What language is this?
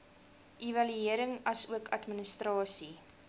Afrikaans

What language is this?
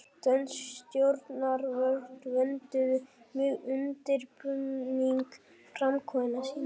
Icelandic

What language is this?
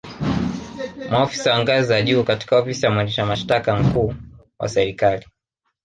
Swahili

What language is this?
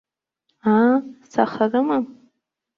Abkhazian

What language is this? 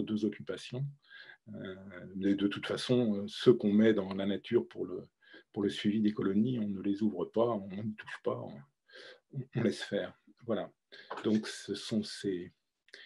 French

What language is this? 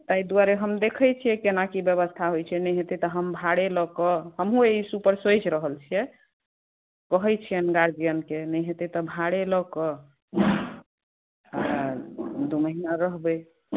Maithili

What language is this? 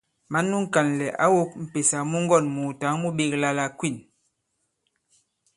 Bankon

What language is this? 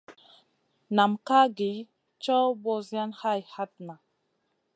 Masana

